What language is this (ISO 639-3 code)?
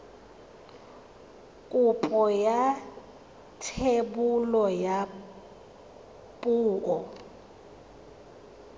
tsn